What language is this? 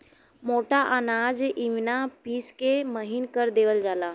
Bhojpuri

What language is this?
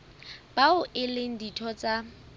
Southern Sotho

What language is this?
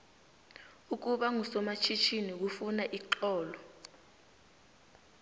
South Ndebele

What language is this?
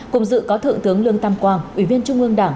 Vietnamese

